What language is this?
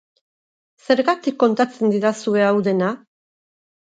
Basque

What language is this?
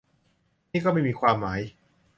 Thai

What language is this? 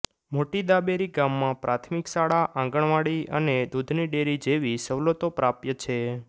Gujarati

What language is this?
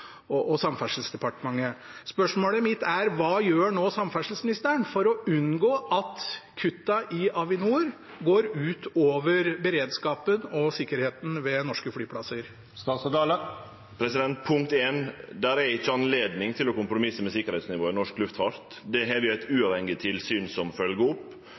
Norwegian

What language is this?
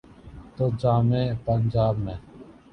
Urdu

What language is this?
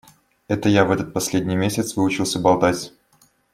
Russian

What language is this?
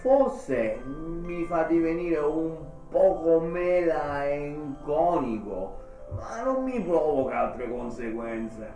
Italian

